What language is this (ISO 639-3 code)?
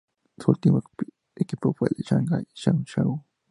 spa